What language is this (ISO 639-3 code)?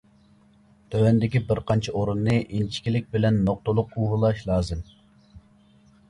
uig